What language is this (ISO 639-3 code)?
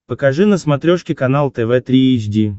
rus